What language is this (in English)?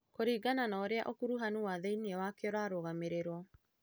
Kikuyu